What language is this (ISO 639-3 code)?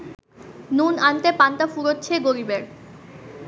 ben